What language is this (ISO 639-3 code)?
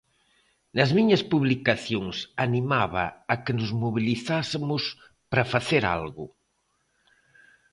glg